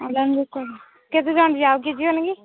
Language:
Odia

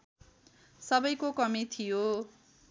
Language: Nepali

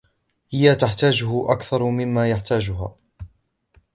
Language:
Arabic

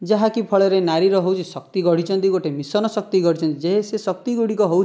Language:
Odia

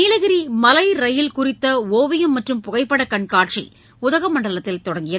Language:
Tamil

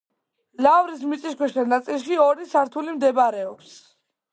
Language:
Georgian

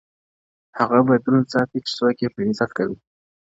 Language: Pashto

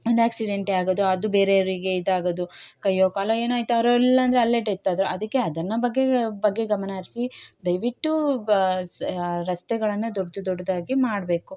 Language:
Kannada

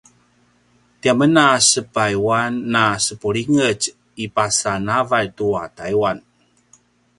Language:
Paiwan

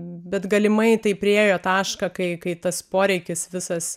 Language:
Lithuanian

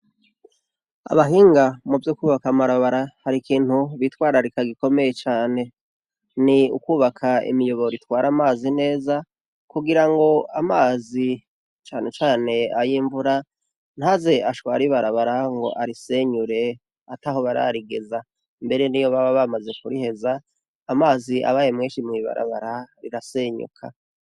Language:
Rundi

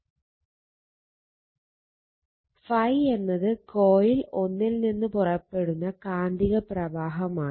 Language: Malayalam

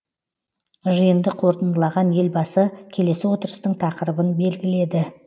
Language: Kazakh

